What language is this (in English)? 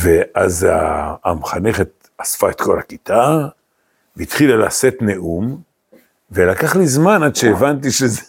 Hebrew